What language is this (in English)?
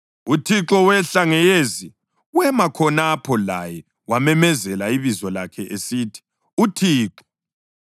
North Ndebele